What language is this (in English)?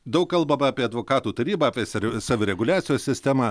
Lithuanian